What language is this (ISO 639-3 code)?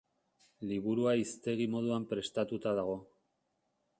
eus